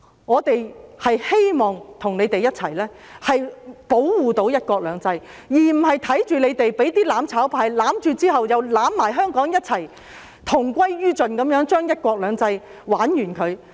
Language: Cantonese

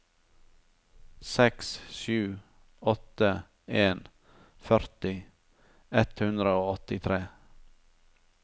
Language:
Norwegian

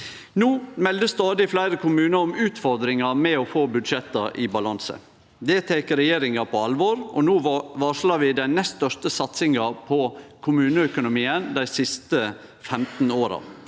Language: Norwegian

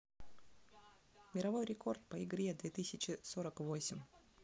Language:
Russian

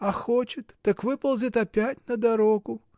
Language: Russian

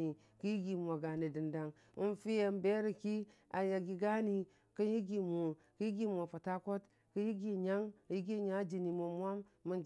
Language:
Dijim-Bwilim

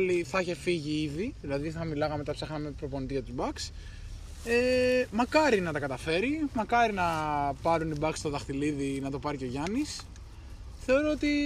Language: Greek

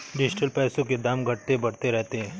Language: Hindi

